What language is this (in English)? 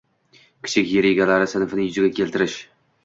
Uzbek